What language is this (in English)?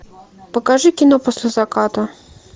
Russian